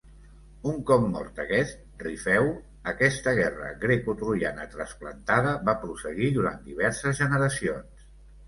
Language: Catalan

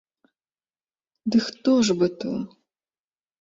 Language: Belarusian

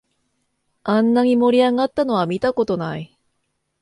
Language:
Japanese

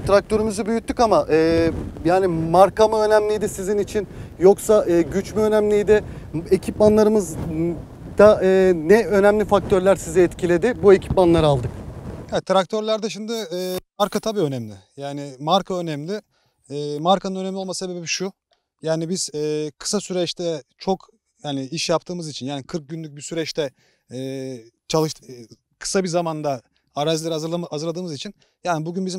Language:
Turkish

